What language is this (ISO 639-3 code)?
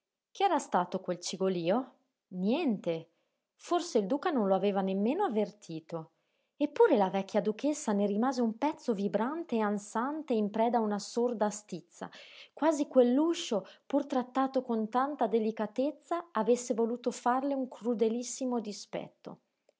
ita